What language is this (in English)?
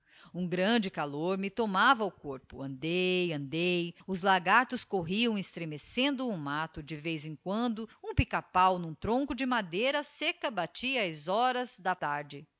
Portuguese